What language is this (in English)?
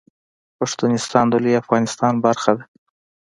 Pashto